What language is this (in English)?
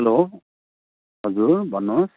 Nepali